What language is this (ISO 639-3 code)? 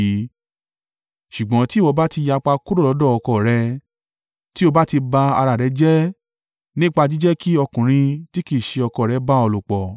yor